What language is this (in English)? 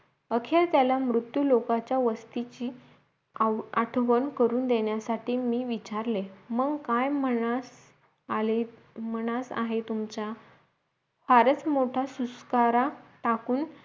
Marathi